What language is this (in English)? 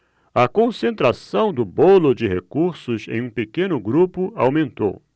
Portuguese